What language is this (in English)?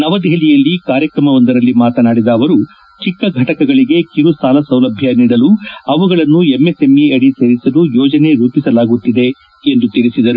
Kannada